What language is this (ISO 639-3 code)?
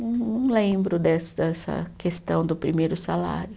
por